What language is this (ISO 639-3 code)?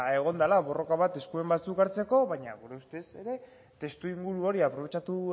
eus